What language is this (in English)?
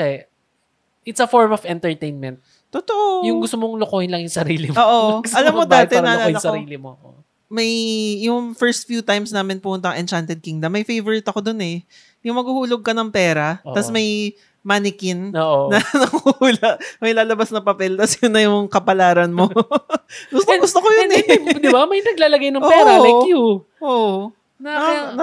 Filipino